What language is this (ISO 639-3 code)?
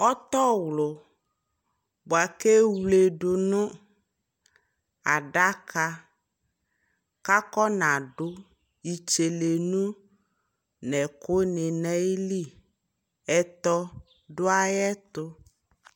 kpo